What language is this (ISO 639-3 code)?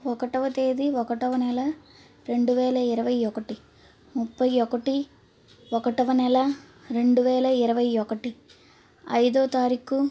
tel